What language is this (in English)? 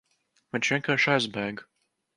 Latvian